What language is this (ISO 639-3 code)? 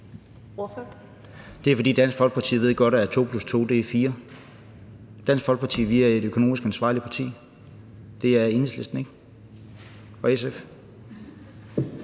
dan